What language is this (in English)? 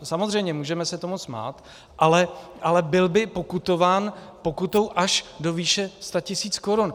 Czech